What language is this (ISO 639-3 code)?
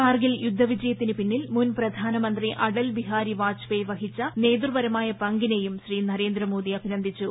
mal